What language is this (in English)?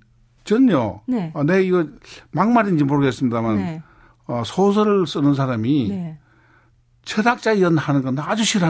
Korean